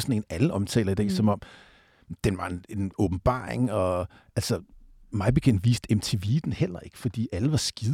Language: Danish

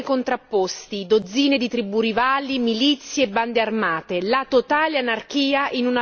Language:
Italian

